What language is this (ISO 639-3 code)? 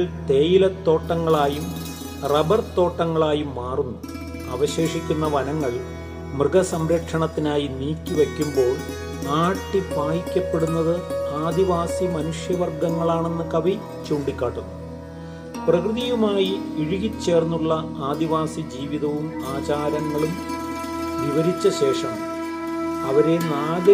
mal